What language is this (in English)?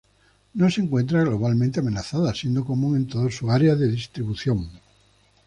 Spanish